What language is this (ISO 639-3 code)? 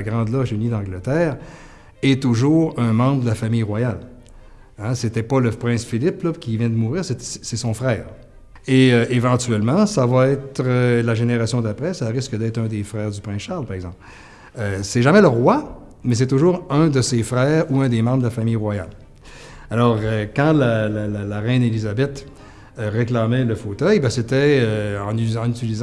fra